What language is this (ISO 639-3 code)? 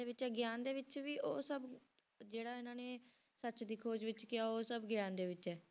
pan